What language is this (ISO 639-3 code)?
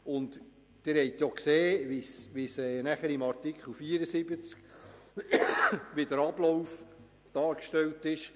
gsw